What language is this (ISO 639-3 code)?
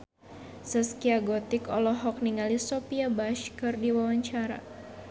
sun